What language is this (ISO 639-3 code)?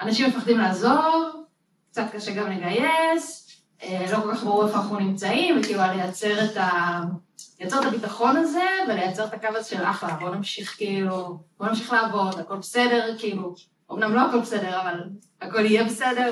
heb